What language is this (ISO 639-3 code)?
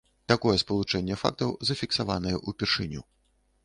bel